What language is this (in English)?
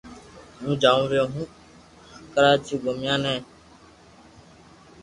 Loarki